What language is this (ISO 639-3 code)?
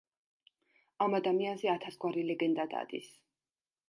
kat